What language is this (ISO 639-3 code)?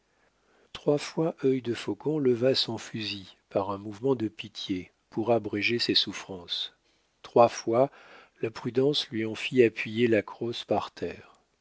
fra